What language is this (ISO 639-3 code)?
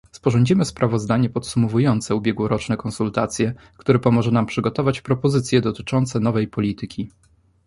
pol